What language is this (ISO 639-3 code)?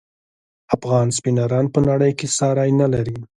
pus